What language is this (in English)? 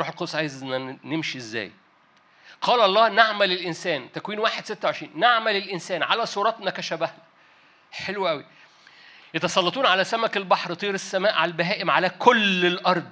Arabic